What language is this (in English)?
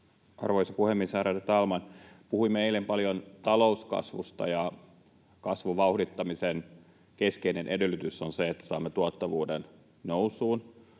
Finnish